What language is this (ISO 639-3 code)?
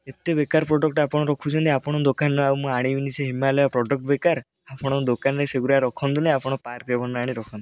ori